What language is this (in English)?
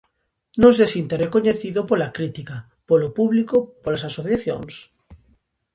Galician